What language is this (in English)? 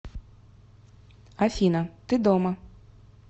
Russian